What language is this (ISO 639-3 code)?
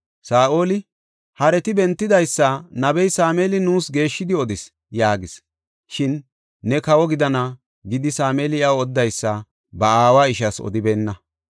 gof